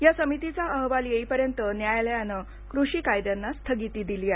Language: Marathi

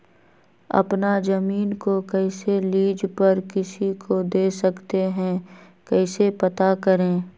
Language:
Magahi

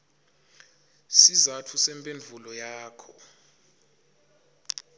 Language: Swati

